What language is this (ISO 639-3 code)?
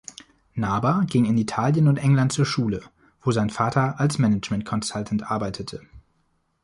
deu